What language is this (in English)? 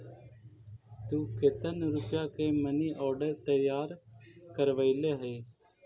Magahi